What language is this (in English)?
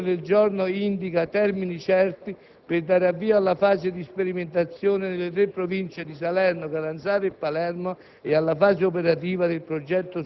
Italian